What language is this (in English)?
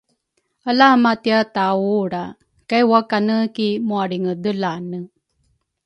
Rukai